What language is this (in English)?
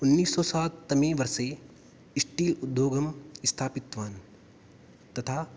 Sanskrit